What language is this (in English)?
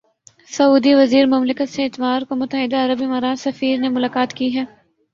Urdu